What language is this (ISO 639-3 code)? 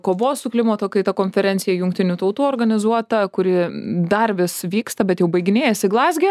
lit